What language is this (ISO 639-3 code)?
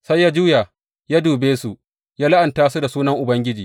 hau